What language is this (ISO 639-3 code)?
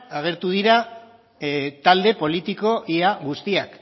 eus